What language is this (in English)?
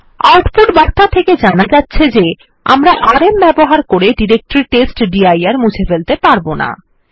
Bangla